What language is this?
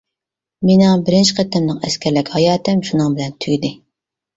Uyghur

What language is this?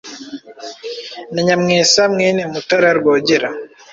Kinyarwanda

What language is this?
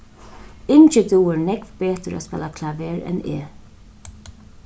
Faroese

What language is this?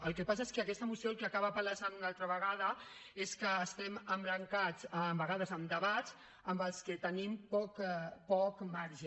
Catalan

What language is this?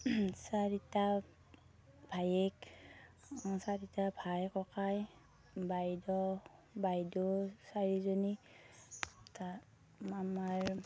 Assamese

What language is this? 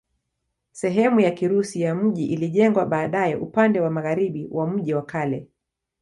Swahili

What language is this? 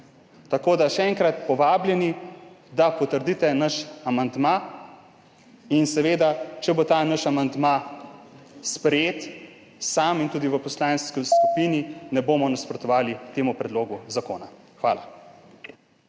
Slovenian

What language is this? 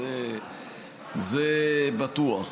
Hebrew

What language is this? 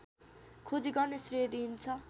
Nepali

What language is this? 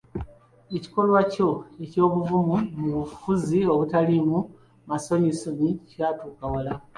Ganda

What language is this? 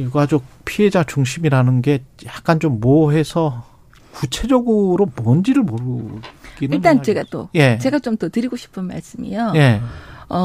Korean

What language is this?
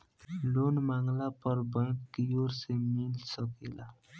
Bhojpuri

